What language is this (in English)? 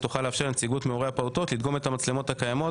Hebrew